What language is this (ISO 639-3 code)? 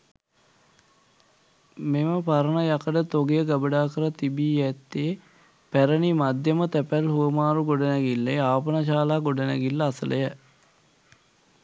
sin